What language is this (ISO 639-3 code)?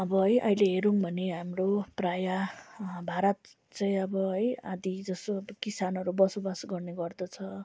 nep